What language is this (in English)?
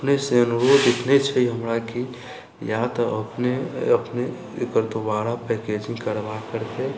Maithili